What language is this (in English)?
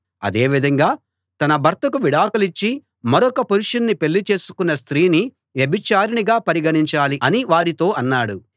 Telugu